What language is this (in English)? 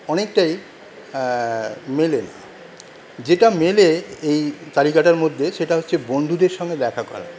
Bangla